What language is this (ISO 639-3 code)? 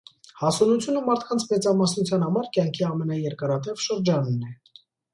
hye